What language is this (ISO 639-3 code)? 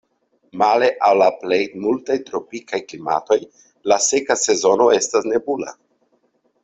epo